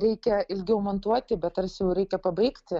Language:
Lithuanian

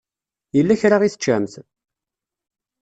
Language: Kabyle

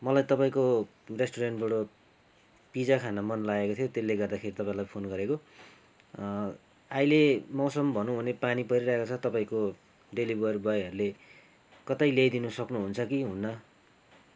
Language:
Nepali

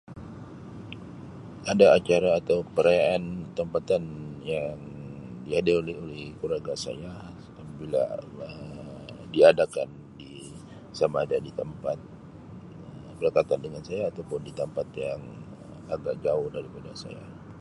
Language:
Sabah Malay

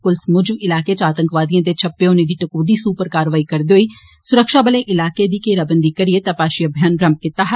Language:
Dogri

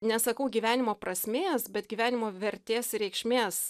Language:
Lithuanian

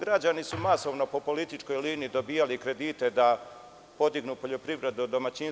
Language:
Serbian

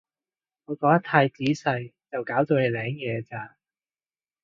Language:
Cantonese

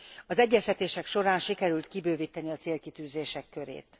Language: Hungarian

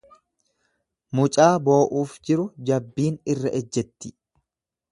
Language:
Oromo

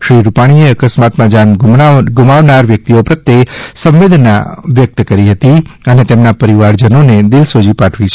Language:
Gujarati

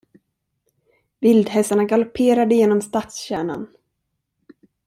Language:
Swedish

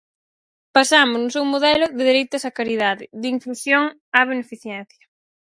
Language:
Galician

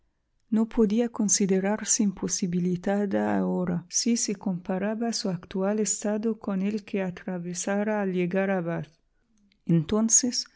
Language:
Spanish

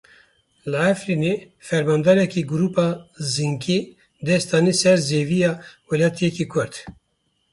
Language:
Kurdish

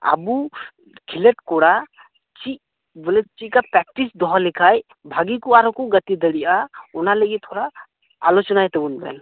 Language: Santali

